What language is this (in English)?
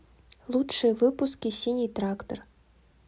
Russian